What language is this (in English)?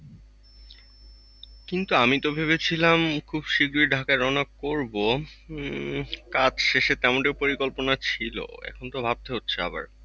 Bangla